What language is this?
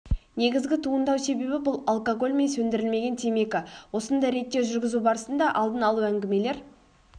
Kazakh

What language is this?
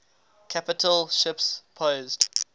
English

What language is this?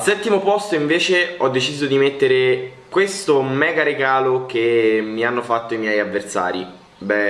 Italian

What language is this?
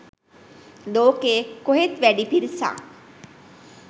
Sinhala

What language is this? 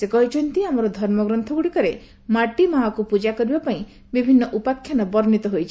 Odia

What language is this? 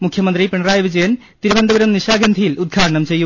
Malayalam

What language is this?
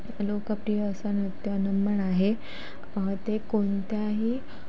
Marathi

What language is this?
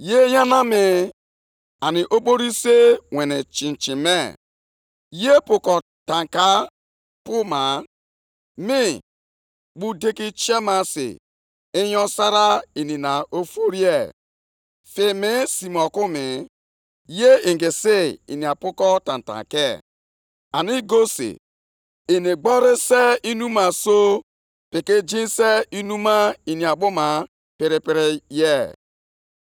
Igbo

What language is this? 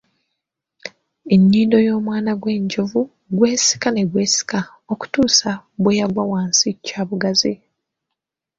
Ganda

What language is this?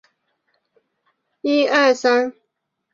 Chinese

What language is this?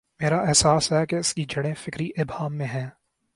Urdu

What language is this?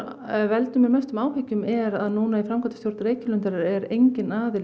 Icelandic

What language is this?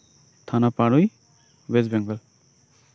Santali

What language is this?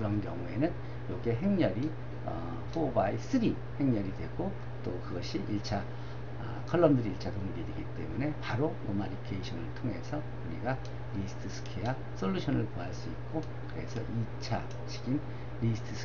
Korean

